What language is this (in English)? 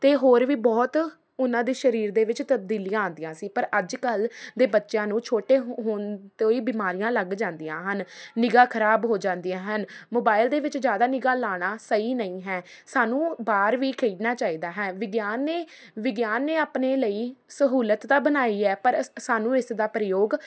Punjabi